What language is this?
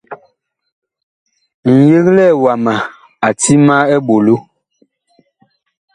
Bakoko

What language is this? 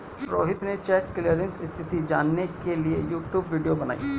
Hindi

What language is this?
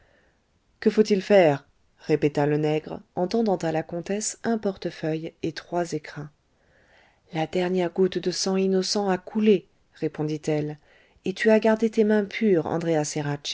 French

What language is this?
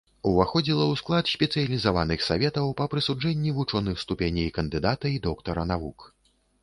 Belarusian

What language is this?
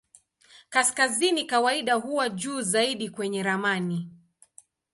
Swahili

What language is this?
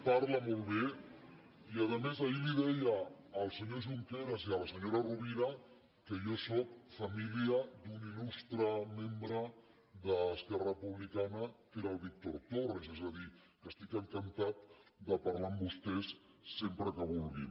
Catalan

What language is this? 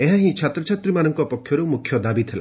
Odia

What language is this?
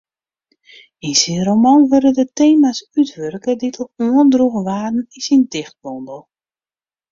Western Frisian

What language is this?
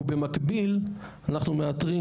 Hebrew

